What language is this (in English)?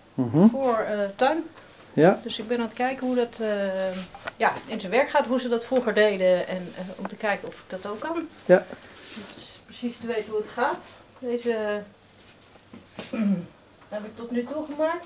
Dutch